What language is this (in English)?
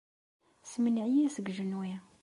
Kabyle